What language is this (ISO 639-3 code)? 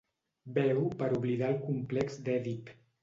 cat